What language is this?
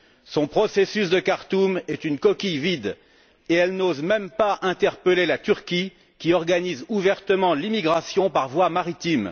French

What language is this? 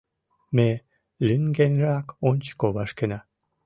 Mari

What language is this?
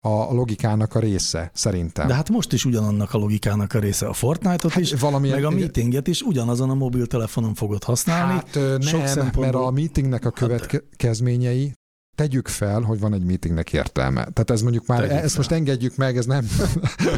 Hungarian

